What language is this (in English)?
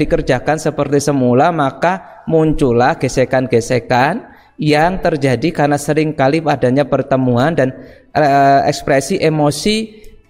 Indonesian